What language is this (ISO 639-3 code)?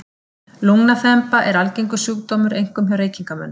isl